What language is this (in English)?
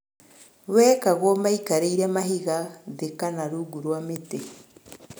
Kikuyu